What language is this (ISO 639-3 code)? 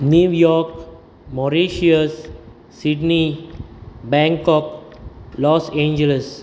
kok